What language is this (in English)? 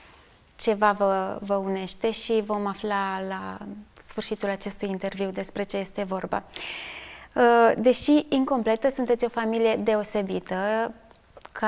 Romanian